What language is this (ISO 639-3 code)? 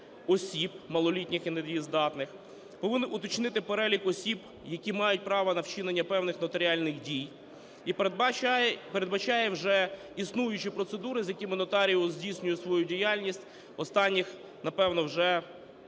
ukr